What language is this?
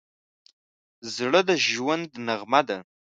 Pashto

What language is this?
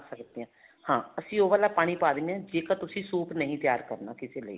Punjabi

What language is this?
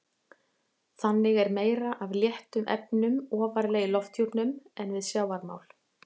Icelandic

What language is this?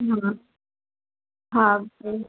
Sindhi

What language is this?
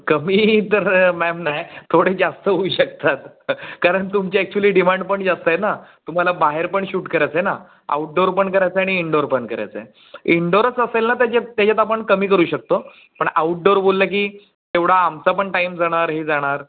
Marathi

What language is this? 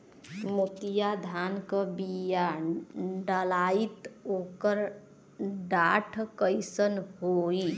Bhojpuri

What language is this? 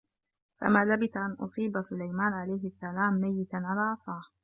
Arabic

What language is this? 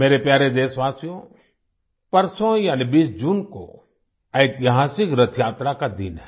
Hindi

